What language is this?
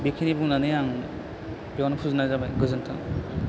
Bodo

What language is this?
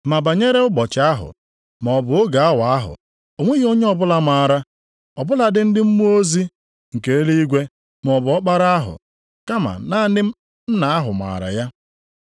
Igbo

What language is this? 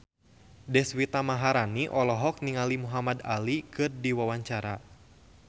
Sundanese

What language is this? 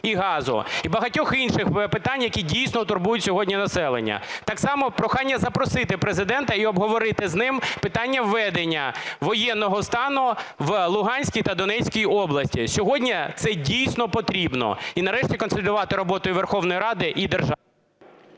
Ukrainian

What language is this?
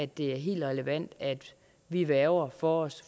Danish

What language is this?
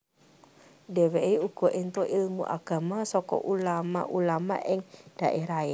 Javanese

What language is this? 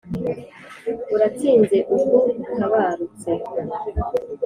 Kinyarwanda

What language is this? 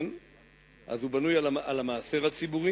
Hebrew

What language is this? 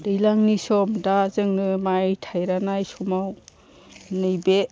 Bodo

